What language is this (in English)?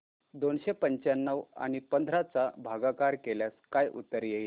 Marathi